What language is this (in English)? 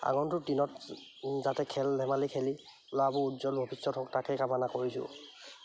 Assamese